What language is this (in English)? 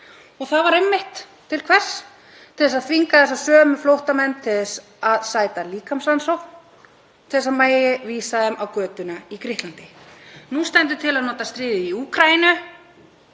Icelandic